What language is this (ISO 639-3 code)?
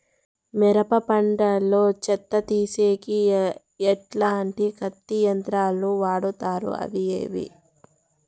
tel